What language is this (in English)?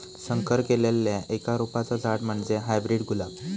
Marathi